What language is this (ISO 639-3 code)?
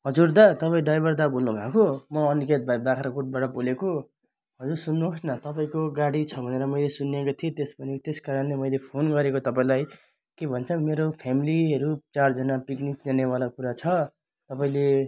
nep